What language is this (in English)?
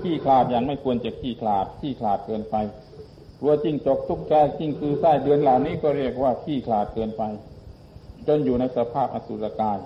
Thai